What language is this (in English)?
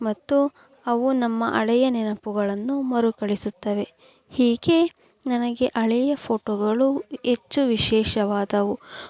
Kannada